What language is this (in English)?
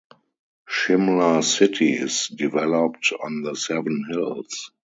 English